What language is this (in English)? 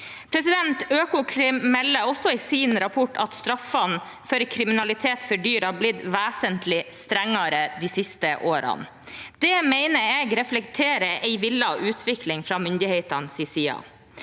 Norwegian